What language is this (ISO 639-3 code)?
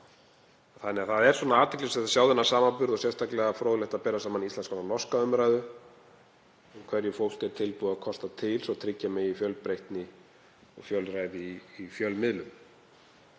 isl